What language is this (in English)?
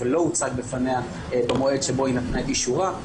Hebrew